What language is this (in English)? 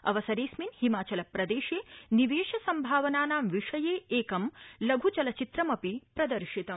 Sanskrit